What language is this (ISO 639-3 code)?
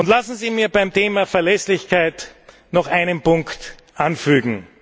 deu